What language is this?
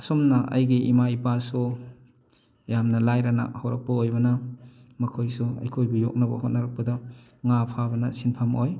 Manipuri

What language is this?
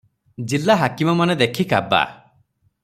Odia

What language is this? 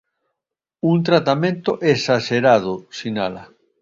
Galician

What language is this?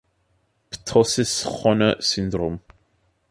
German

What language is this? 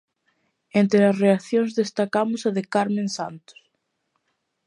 Galician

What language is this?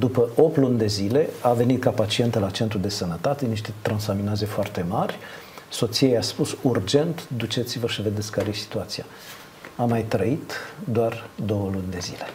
Romanian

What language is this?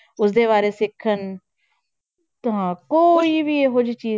Punjabi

